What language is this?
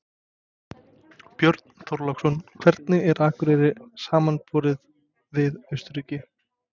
Icelandic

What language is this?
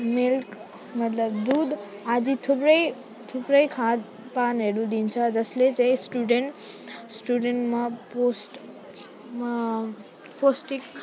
Nepali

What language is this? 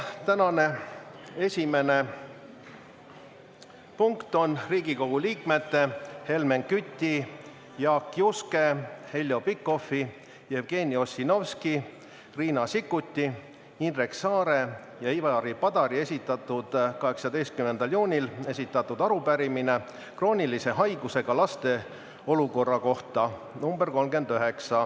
Estonian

